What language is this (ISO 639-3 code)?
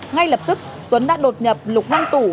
vie